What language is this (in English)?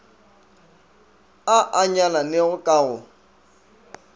Northern Sotho